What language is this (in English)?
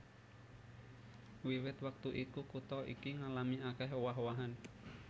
Javanese